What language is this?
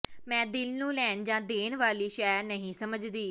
Punjabi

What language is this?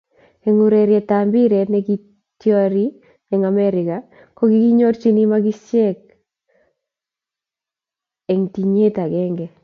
Kalenjin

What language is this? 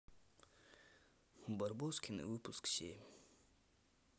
Russian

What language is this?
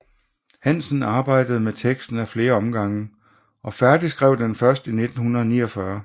Danish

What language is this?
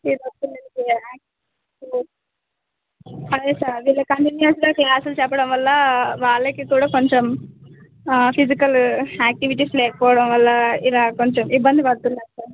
Telugu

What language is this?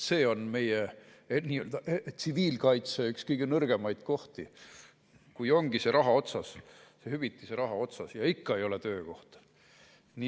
Estonian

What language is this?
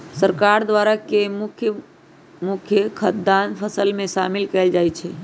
Magahi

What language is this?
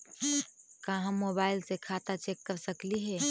Magahi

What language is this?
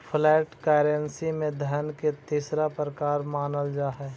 Magahi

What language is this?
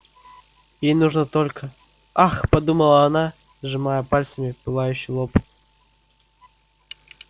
Russian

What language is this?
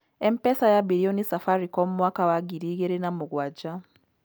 Kikuyu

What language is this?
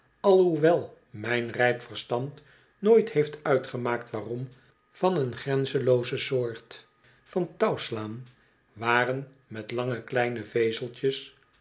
Dutch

